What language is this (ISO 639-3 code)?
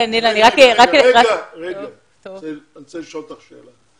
heb